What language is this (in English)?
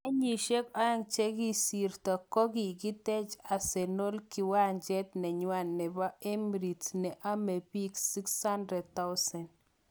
Kalenjin